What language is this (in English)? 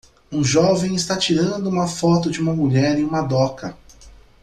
Portuguese